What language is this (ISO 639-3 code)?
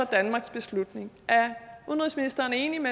dan